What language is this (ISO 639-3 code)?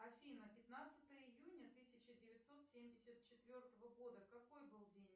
rus